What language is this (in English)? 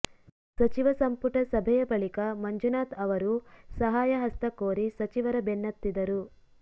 Kannada